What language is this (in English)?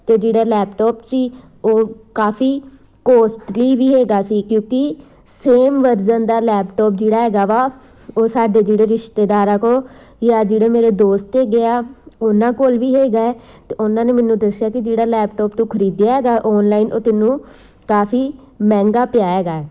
Punjabi